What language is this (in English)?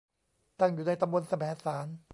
Thai